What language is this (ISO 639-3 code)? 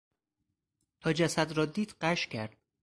fas